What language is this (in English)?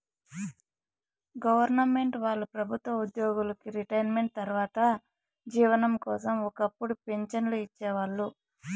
Telugu